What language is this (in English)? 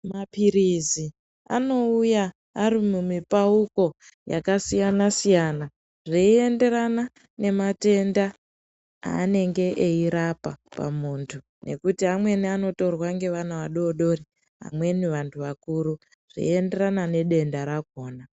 Ndau